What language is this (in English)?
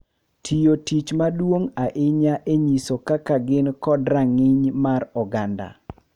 Luo (Kenya and Tanzania)